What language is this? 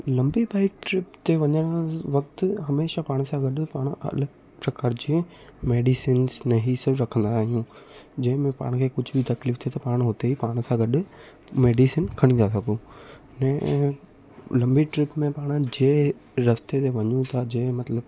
Sindhi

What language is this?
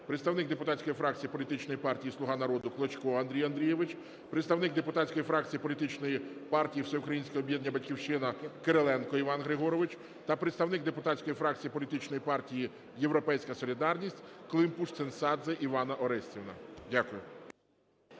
Ukrainian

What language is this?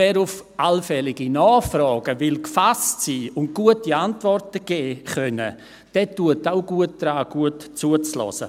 Swiss German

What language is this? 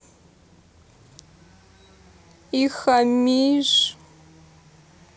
Russian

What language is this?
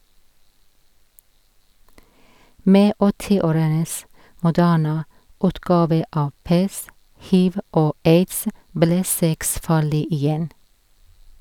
Norwegian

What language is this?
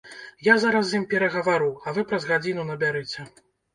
Belarusian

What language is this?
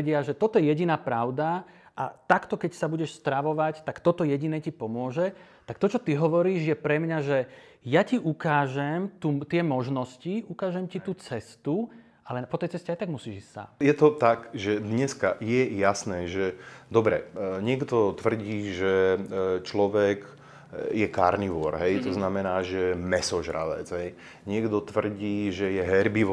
Slovak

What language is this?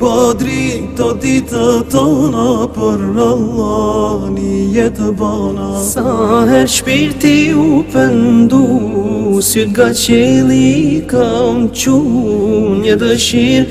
Romanian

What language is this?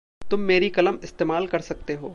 Hindi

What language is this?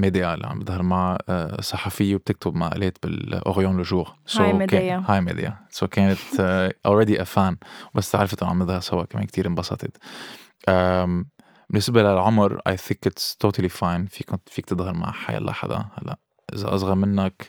Arabic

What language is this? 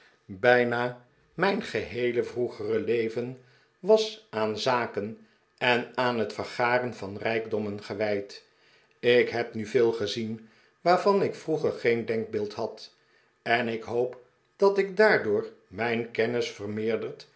Dutch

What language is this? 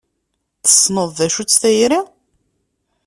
Kabyle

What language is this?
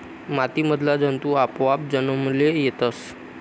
Marathi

